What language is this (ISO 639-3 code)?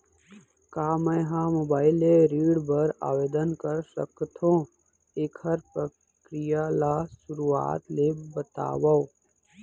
hne